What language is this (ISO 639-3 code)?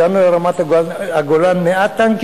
heb